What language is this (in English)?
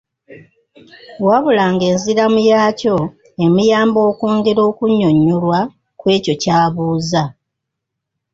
Ganda